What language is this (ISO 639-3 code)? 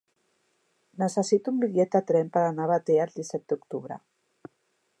cat